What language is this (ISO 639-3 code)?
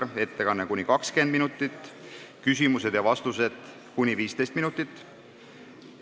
est